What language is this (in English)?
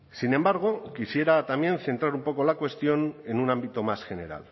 Spanish